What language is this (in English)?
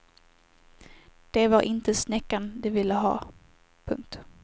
Swedish